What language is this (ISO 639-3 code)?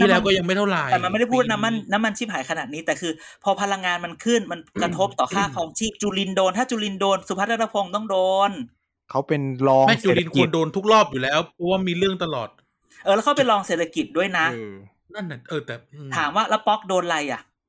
tha